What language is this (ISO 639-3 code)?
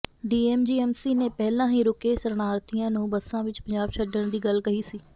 pan